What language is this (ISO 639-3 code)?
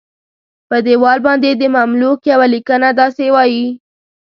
pus